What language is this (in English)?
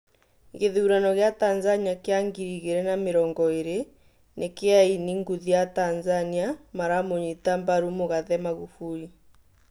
Kikuyu